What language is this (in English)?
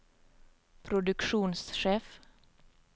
Norwegian